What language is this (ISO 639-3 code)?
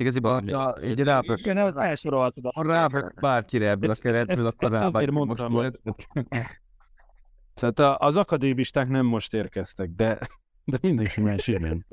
hun